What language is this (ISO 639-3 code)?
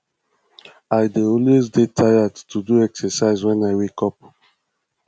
pcm